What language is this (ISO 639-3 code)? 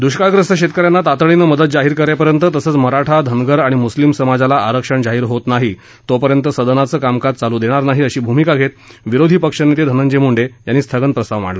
mar